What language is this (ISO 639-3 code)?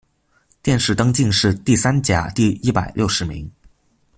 zho